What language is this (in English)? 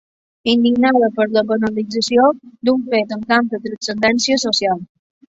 Catalan